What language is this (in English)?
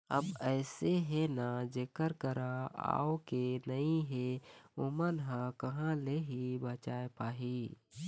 Chhattisgarhi